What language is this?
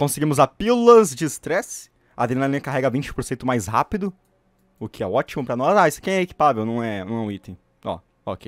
Portuguese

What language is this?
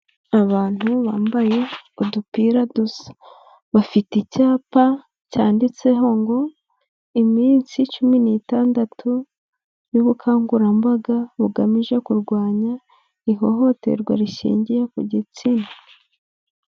Kinyarwanda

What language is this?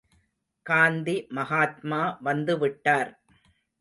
Tamil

